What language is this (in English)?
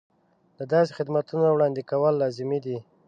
Pashto